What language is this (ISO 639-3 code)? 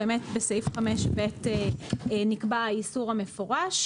heb